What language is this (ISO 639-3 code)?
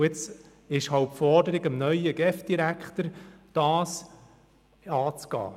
gsw